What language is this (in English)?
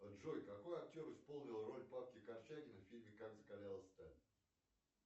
Russian